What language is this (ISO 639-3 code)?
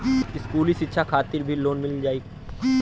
bho